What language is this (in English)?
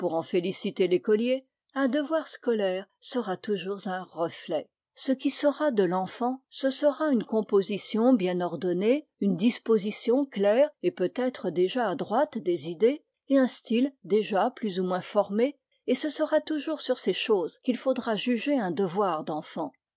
French